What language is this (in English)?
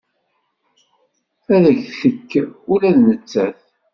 Kabyle